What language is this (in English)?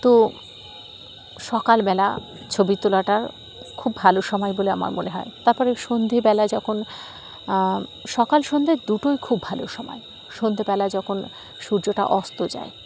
Bangla